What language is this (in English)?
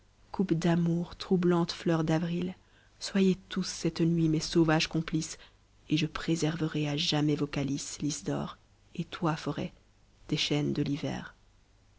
French